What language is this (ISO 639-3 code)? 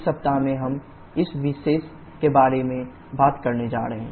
hin